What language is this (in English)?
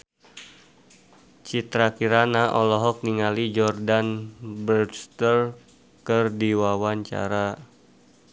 Sundanese